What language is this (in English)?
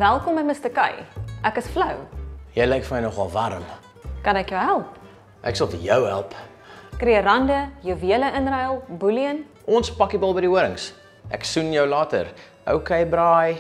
Dutch